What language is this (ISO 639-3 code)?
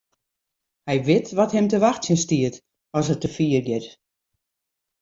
fry